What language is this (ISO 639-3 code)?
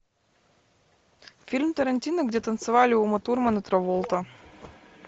rus